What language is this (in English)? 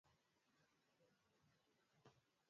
Swahili